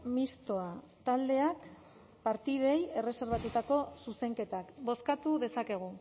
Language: Basque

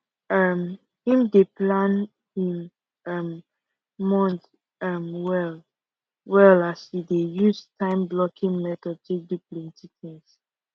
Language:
Nigerian Pidgin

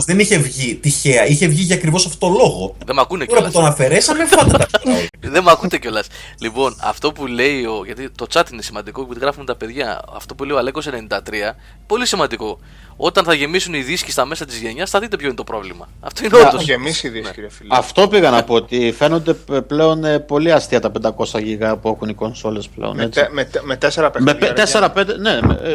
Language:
Greek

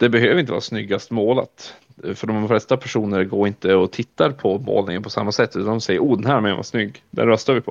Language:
Swedish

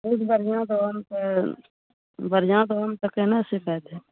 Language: Maithili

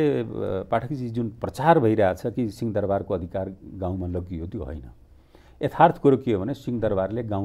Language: Hindi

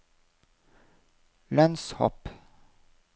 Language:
Norwegian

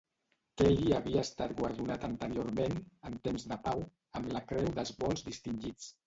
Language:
Catalan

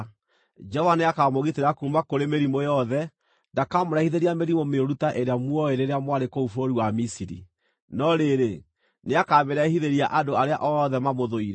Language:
Kikuyu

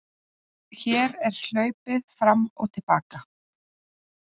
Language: Icelandic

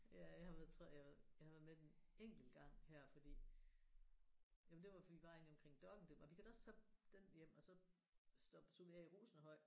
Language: Danish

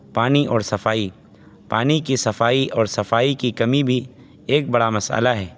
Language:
Urdu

